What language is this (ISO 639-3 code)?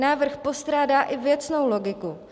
ces